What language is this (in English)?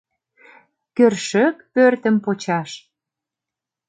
Mari